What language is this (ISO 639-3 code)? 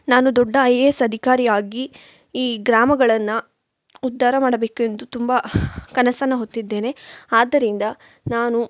kan